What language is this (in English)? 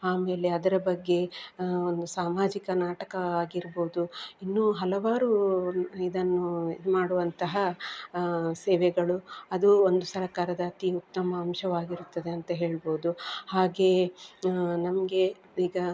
Kannada